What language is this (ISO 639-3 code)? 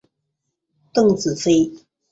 zho